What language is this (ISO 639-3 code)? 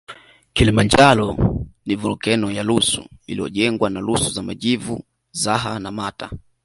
swa